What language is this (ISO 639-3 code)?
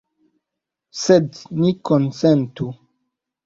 epo